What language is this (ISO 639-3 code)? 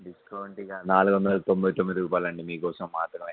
tel